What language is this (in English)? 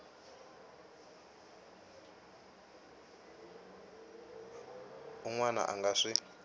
Tsonga